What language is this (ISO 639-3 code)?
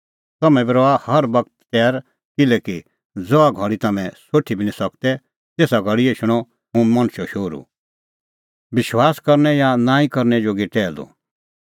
kfx